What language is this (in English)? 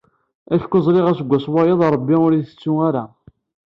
Kabyle